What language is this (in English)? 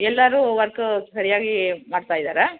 Kannada